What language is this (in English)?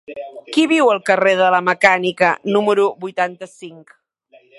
Catalan